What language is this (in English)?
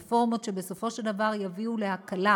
Hebrew